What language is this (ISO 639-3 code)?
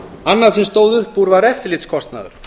isl